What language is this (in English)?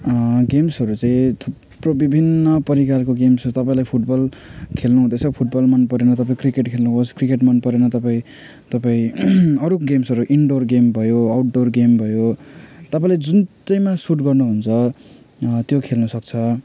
Nepali